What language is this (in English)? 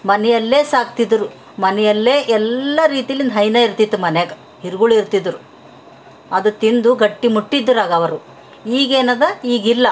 Kannada